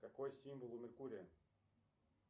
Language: Russian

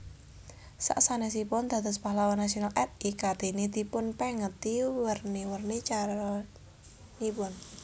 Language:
Javanese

